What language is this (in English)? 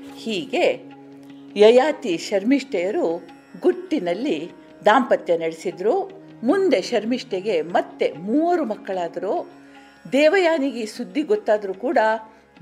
Kannada